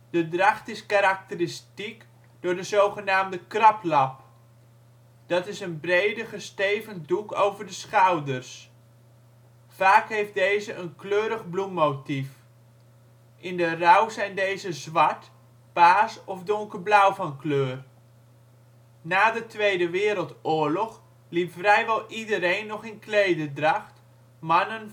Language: Dutch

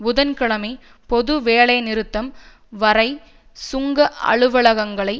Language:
Tamil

